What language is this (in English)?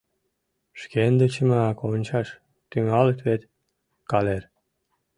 Mari